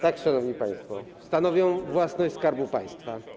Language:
Polish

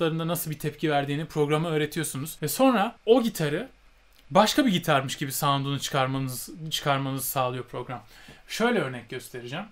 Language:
Turkish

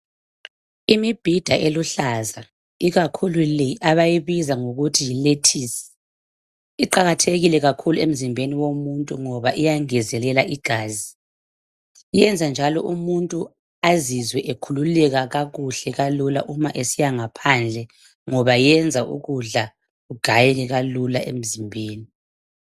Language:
North Ndebele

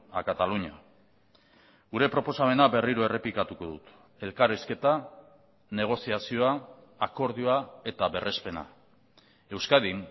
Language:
Basque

